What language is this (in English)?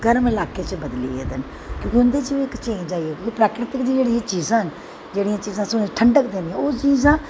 Dogri